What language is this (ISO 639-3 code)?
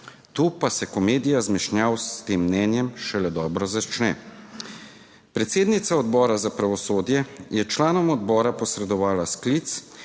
slv